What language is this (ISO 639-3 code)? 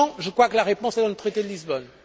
fra